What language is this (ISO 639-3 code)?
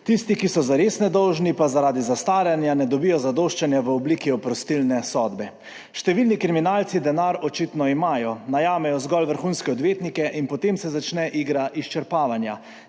slv